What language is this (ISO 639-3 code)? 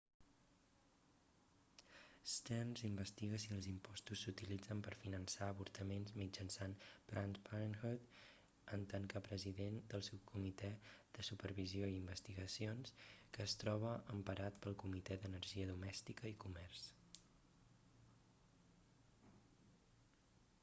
cat